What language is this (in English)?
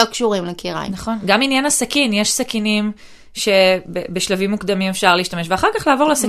Hebrew